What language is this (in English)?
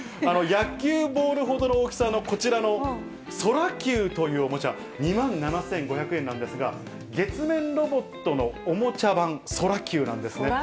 Japanese